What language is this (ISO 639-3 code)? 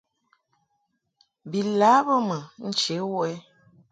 mhk